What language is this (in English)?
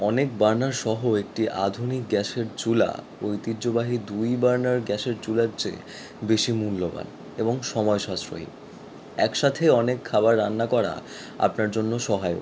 Bangla